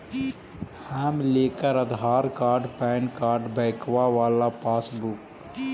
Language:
Magahi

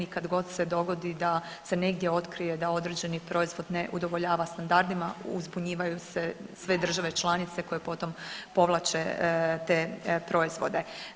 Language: Croatian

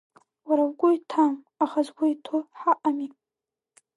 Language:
Abkhazian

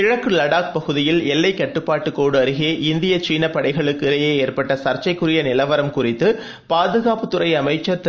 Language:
Tamil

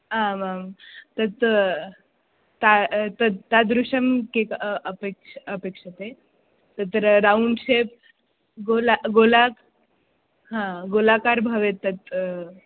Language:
Sanskrit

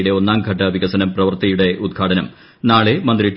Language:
Malayalam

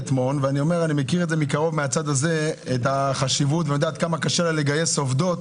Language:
Hebrew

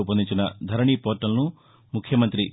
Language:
Telugu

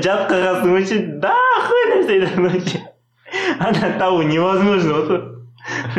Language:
Russian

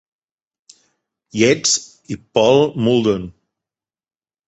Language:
Catalan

